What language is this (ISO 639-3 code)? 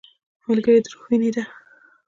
pus